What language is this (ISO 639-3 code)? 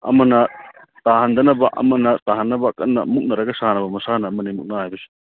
mni